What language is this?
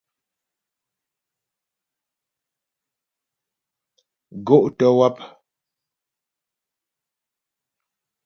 Ghomala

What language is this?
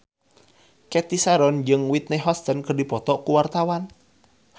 Sundanese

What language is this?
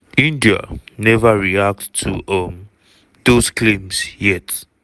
Nigerian Pidgin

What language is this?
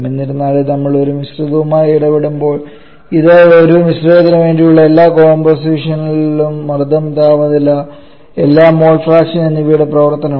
Malayalam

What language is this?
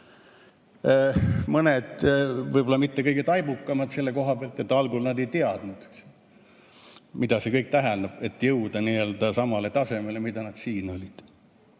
Estonian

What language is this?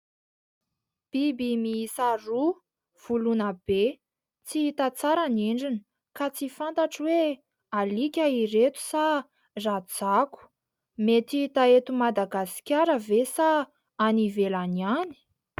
Malagasy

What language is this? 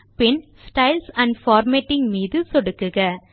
Tamil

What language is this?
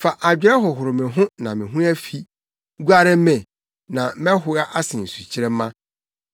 Akan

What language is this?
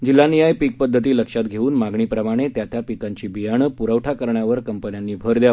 Marathi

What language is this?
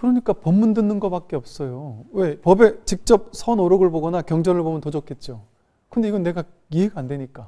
Korean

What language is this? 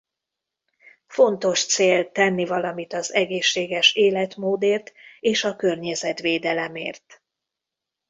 Hungarian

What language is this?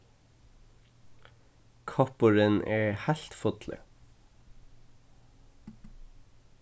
Faroese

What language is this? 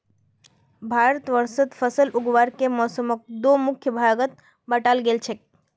Magahi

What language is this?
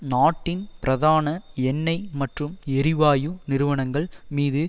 Tamil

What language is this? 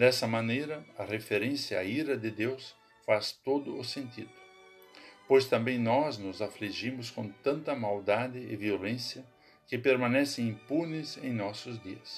Portuguese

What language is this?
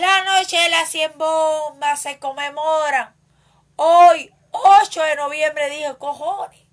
Spanish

